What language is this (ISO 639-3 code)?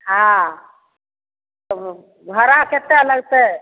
mai